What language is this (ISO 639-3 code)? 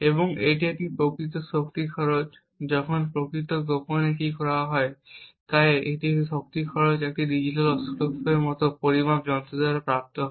ben